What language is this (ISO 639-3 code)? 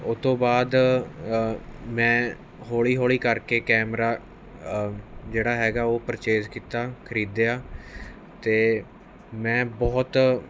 pan